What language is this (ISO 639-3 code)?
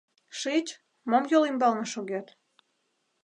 chm